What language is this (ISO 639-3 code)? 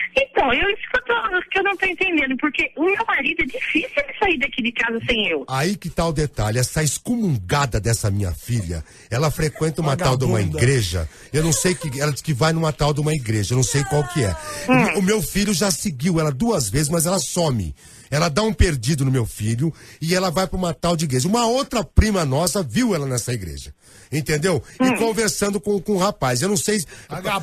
por